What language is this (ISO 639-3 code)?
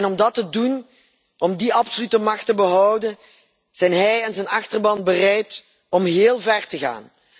nld